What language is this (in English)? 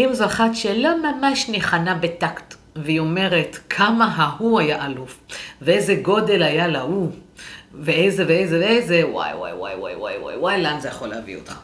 Hebrew